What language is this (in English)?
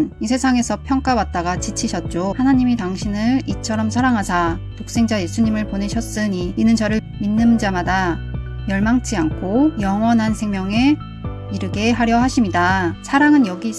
Korean